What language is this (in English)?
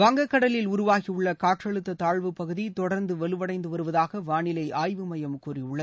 Tamil